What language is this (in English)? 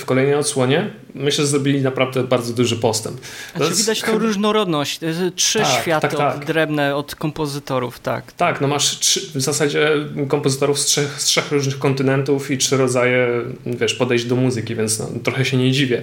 Polish